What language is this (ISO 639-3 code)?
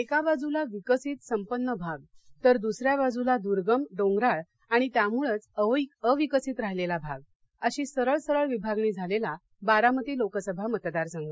mar